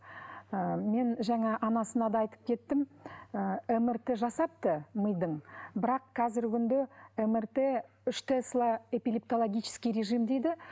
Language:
Kazakh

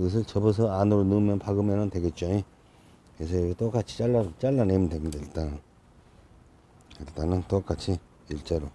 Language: Korean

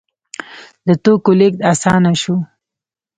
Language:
Pashto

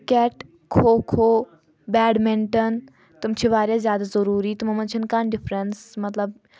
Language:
Kashmiri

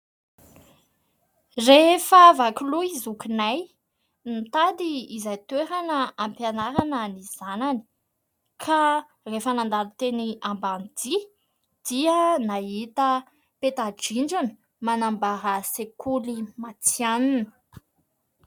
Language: Malagasy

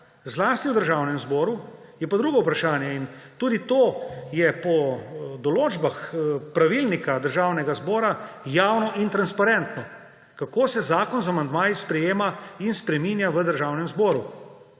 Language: Slovenian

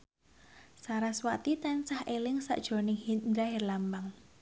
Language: Javanese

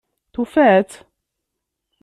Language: Kabyle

